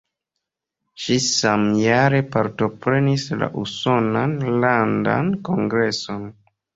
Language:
Esperanto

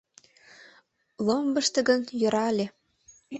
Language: Mari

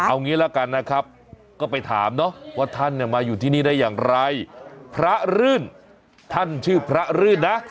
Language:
Thai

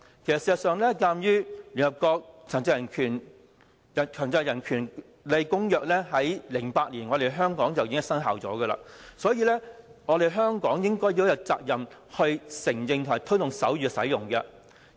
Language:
Cantonese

